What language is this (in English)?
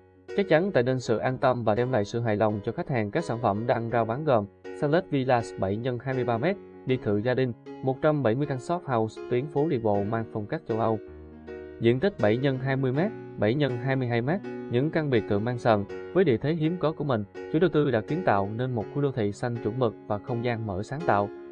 Vietnamese